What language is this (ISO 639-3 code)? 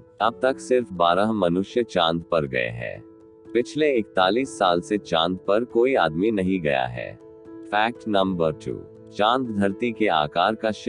hin